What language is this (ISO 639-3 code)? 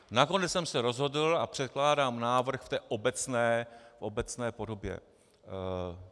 ces